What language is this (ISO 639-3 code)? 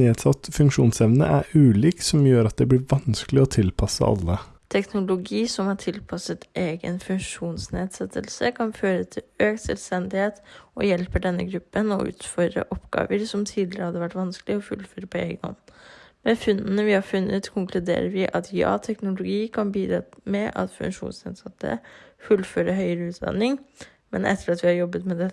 nor